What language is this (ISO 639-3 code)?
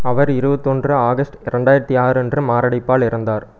tam